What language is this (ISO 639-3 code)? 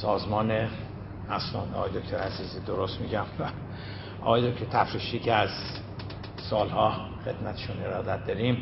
fas